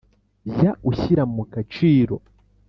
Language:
Kinyarwanda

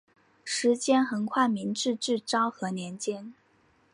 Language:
Chinese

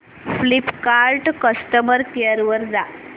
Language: Marathi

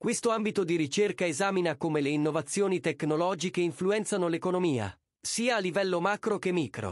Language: Italian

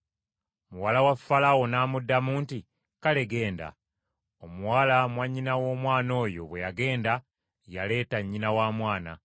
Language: Ganda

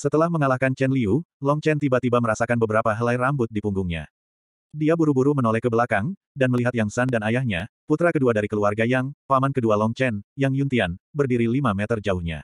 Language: Indonesian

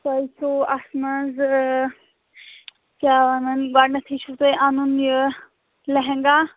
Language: Kashmiri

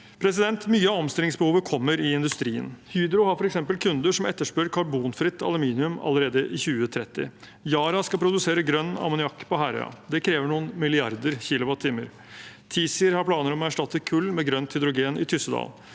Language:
Norwegian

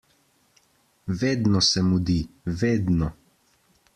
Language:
Slovenian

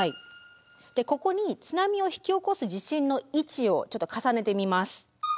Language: Japanese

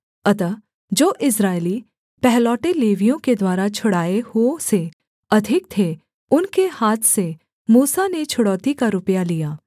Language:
Hindi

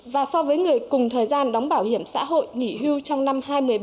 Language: Vietnamese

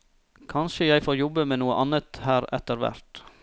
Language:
Norwegian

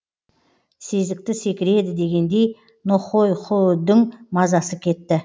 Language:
Kazakh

